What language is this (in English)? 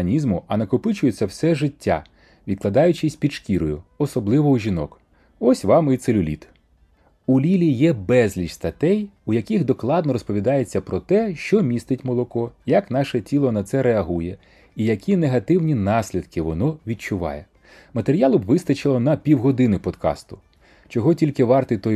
Ukrainian